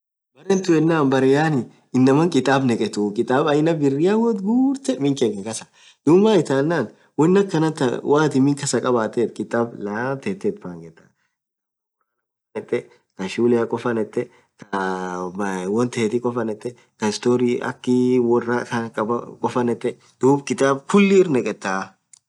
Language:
Orma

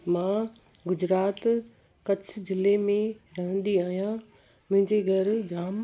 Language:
Sindhi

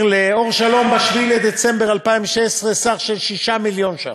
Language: Hebrew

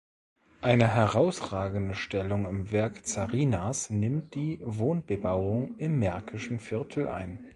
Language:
German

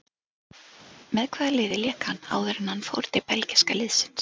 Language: Icelandic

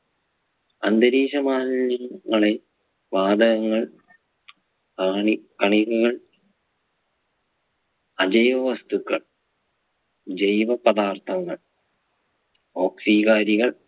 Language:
Malayalam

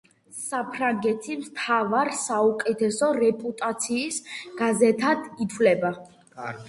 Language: Georgian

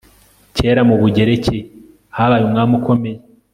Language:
Kinyarwanda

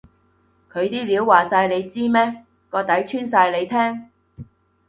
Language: Cantonese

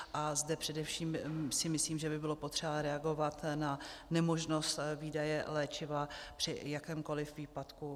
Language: Czech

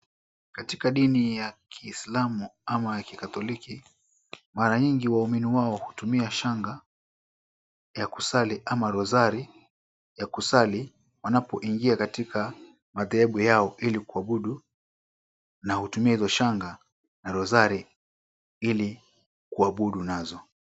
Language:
Swahili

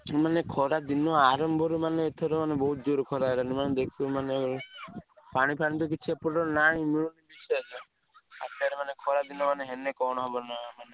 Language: Odia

